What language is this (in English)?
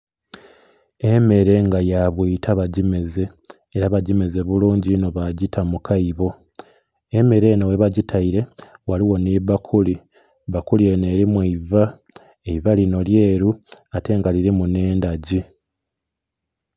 Soga